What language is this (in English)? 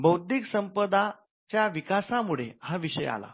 Marathi